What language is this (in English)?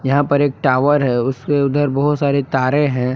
Hindi